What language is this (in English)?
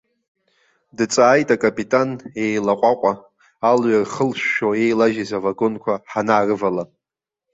Abkhazian